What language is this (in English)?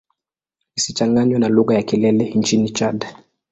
Swahili